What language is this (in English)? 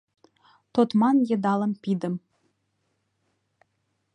Mari